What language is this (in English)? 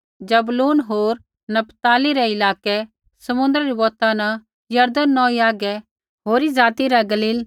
Kullu Pahari